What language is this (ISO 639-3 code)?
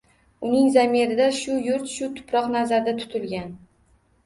uzb